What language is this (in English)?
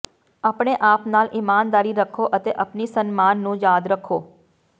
Punjabi